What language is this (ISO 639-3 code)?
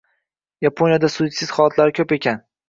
uzb